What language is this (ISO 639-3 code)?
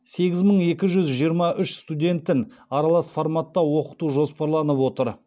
kaz